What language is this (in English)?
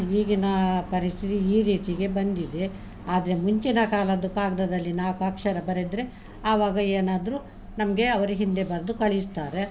Kannada